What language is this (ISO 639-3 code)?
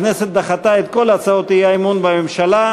heb